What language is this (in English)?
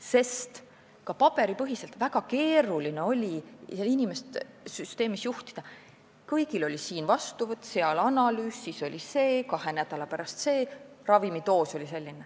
Estonian